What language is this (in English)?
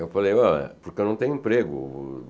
Portuguese